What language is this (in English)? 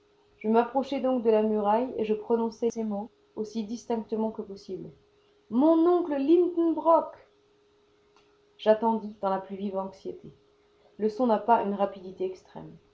French